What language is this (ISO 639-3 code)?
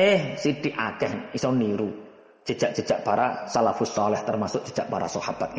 ind